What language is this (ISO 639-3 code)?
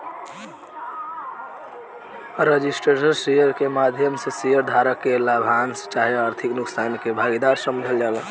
bho